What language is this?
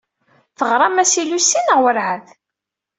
Kabyle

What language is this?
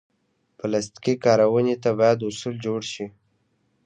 Pashto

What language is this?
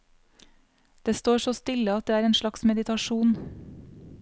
Norwegian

